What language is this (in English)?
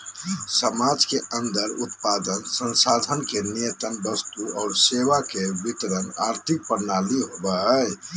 Magahi